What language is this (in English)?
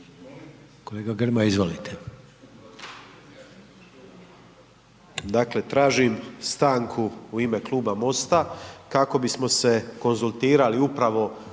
Croatian